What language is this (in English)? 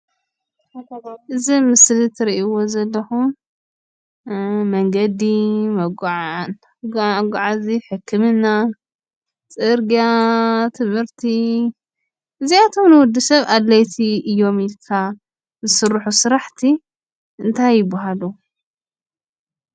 Tigrinya